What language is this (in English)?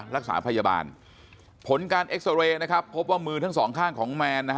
Thai